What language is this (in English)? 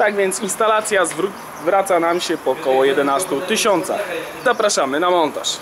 Polish